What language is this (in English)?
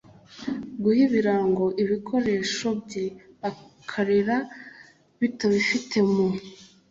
Kinyarwanda